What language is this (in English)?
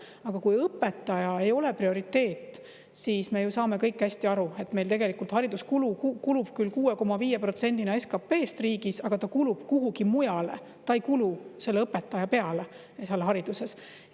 Estonian